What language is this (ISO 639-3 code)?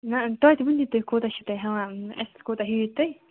kas